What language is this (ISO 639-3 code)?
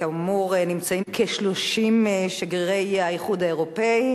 heb